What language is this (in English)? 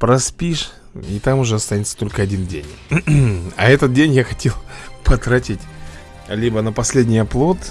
Russian